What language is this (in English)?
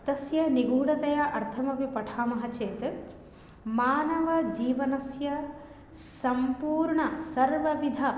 Sanskrit